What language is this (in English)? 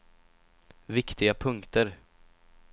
Swedish